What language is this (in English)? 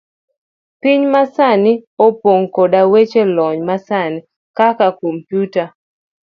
Luo (Kenya and Tanzania)